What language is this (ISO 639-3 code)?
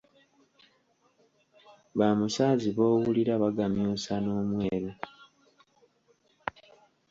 lug